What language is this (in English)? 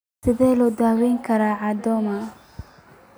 Somali